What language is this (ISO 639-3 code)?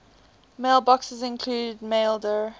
eng